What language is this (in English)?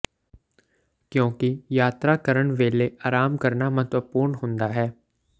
Punjabi